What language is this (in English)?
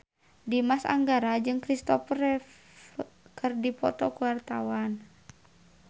Sundanese